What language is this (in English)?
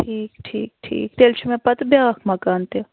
Kashmiri